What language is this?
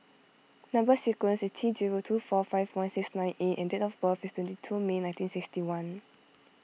English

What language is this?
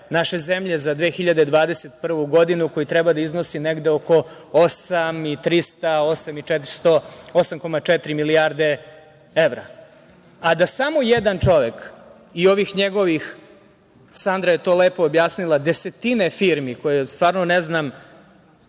Serbian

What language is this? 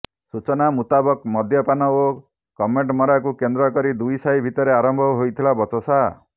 Odia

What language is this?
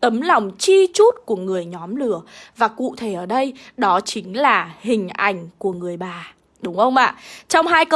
Vietnamese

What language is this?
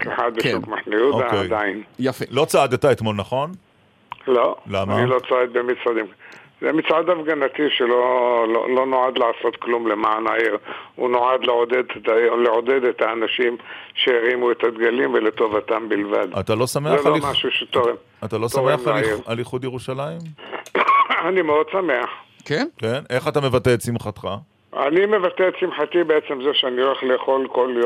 Hebrew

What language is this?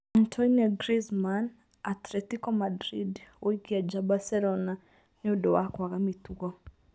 Kikuyu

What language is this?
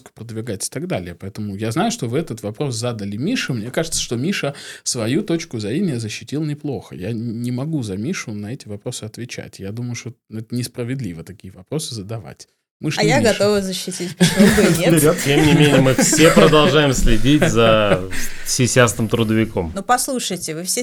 Russian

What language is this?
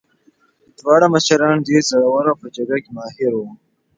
Pashto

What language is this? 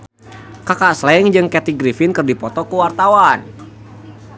Sundanese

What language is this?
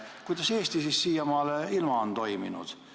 Estonian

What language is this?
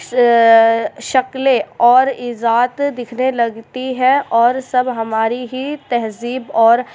Urdu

